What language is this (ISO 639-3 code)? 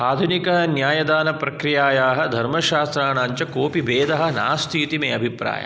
san